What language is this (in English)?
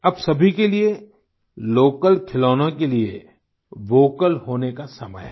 Hindi